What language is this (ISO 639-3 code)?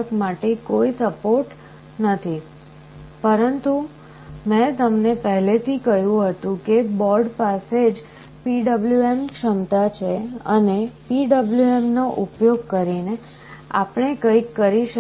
guj